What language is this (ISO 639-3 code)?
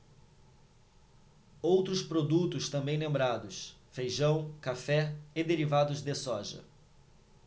por